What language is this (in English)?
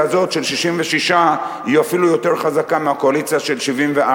Hebrew